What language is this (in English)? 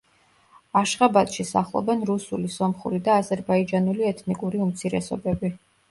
Georgian